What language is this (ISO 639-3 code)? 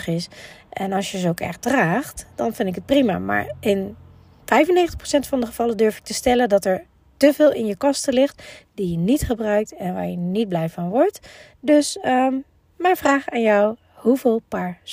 nld